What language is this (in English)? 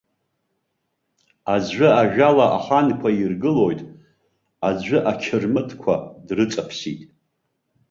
Abkhazian